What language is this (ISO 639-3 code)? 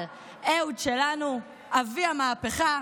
heb